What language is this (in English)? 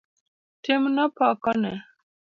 Luo (Kenya and Tanzania)